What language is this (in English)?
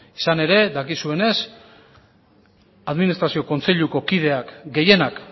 Basque